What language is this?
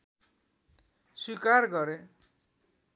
Nepali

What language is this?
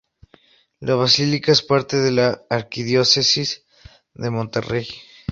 Spanish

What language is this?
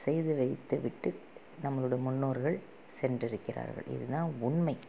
Tamil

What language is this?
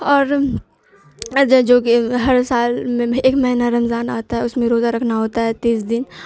Urdu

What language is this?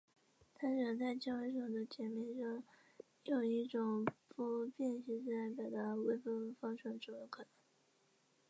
Chinese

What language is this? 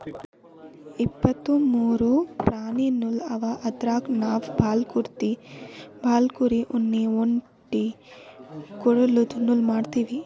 Kannada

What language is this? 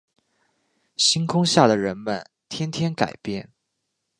Chinese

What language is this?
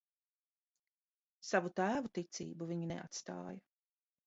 Latvian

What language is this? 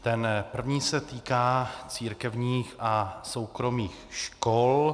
Czech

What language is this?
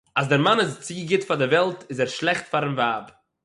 Yiddish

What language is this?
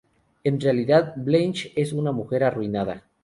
Spanish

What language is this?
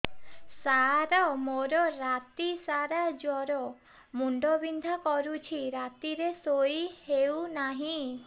Odia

